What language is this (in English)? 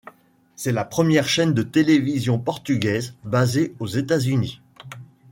French